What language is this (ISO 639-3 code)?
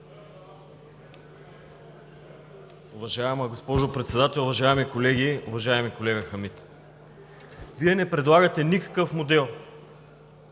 bul